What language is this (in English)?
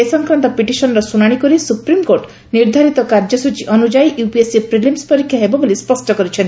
Odia